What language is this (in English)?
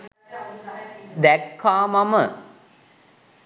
Sinhala